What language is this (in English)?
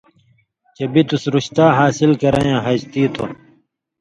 Indus Kohistani